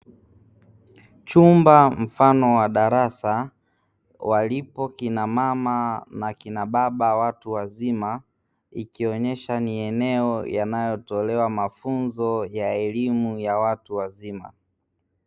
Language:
Swahili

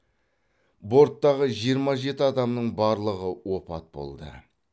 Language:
Kazakh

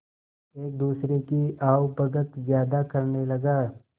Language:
Hindi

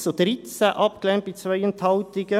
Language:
Swiss German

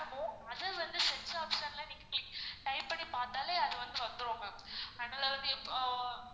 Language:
Tamil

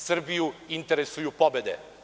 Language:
Serbian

